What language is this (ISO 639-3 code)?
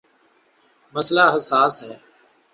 urd